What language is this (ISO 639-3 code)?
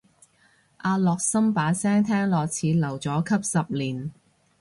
yue